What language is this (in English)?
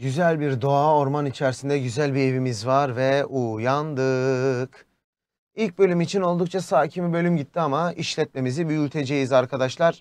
Turkish